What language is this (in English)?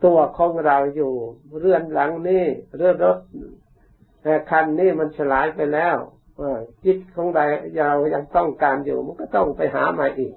Thai